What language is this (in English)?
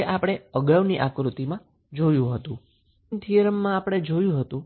Gujarati